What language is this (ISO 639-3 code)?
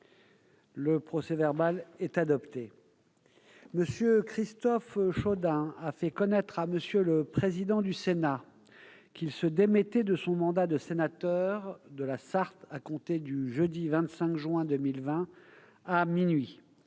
fra